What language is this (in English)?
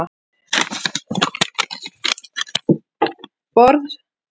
Icelandic